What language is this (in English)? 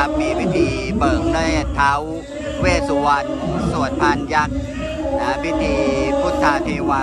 Thai